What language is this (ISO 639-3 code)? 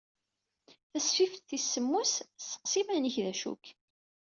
kab